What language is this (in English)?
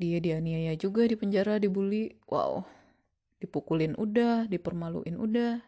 Indonesian